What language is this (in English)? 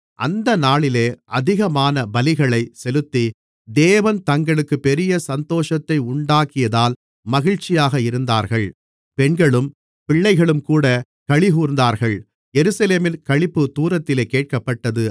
Tamil